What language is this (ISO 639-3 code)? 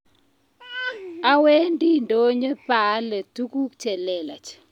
kln